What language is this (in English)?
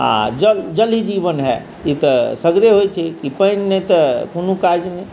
Maithili